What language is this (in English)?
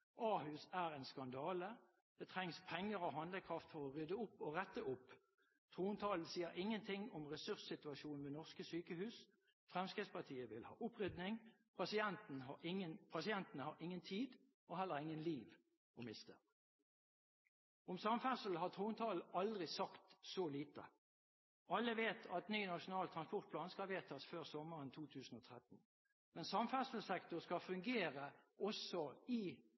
Norwegian Bokmål